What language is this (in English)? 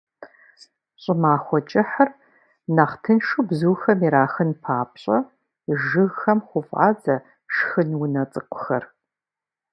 Kabardian